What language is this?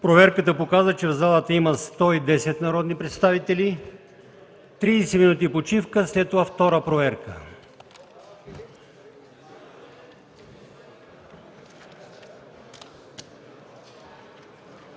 Bulgarian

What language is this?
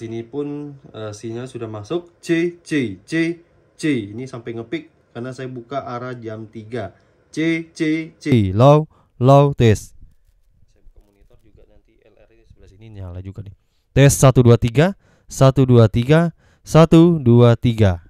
Indonesian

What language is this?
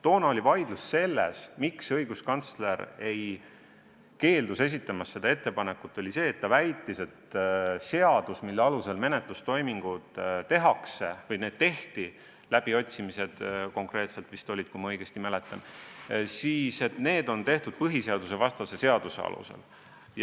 Estonian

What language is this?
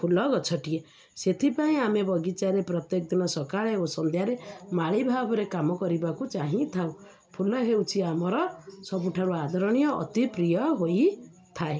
Odia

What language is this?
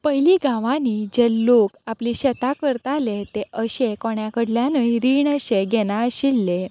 Konkani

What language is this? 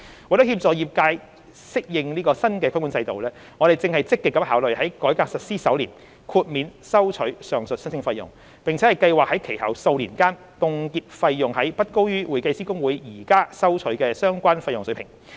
Cantonese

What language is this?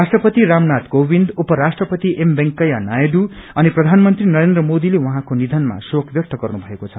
Nepali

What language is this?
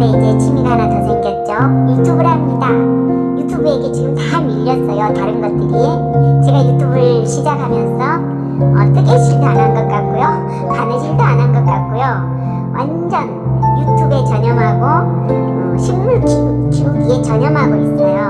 Korean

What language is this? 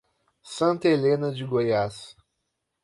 Portuguese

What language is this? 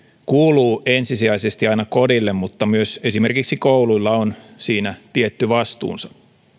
Finnish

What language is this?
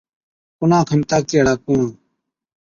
Od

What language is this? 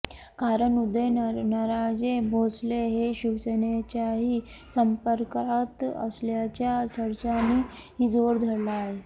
Marathi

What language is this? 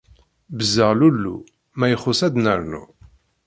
Kabyle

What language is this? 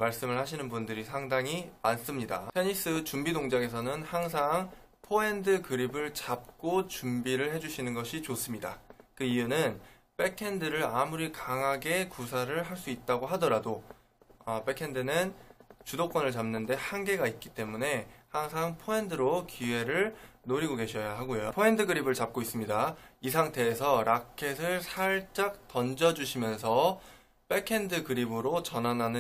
Korean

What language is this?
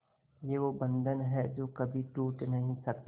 Hindi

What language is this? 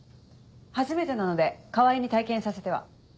Japanese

